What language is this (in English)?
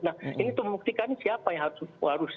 Indonesian